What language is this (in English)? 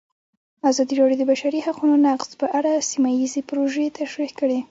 Pashto